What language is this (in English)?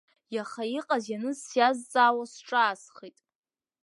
Abkhazian